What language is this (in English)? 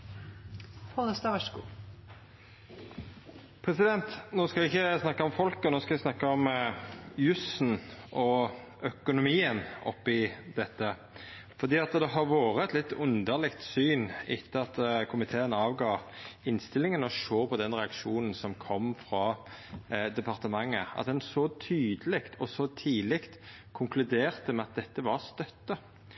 Norwegian